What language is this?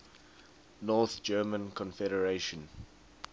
English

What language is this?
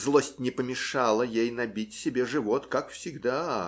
Russian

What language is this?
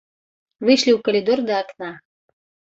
Belarusian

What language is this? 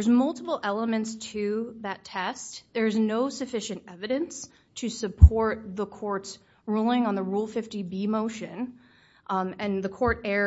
English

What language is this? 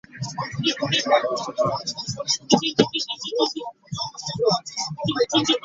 Ganda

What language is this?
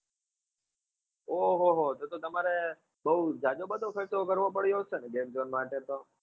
Gujarati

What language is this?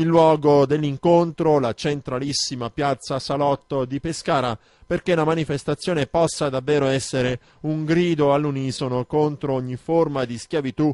Italian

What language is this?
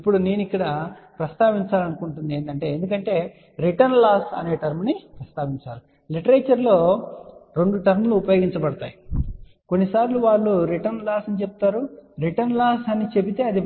Telugu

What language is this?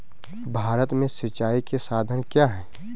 Hindi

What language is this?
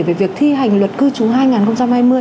Vietnamese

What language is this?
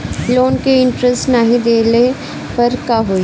Bhojpuri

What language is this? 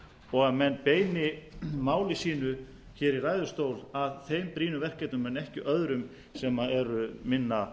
Icelandic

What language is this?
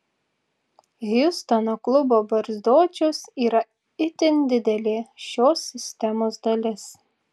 Lithuanian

